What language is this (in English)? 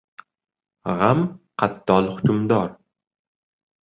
Uzbek